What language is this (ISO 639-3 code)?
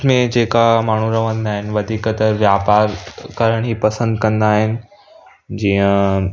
snd